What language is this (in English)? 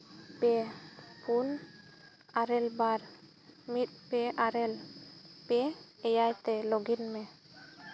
Santali